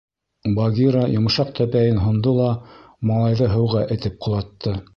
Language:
Bashkir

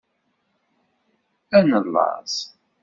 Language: Kabyle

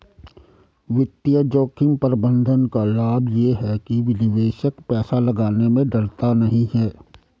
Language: Hindi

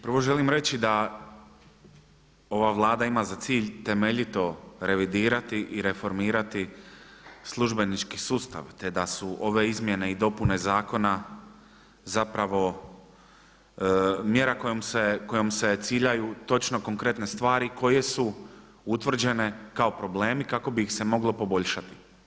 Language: Croatian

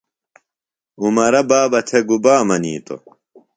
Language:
Phalura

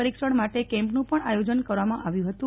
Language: Gujarati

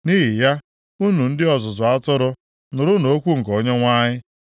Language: Igbo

